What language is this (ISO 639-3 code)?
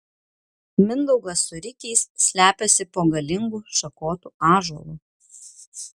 lit